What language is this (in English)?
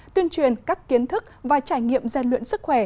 Vietnamese